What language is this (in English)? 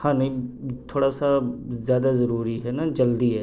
Urdu